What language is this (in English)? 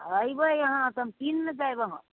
Maithili